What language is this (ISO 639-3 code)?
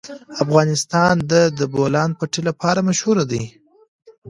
pus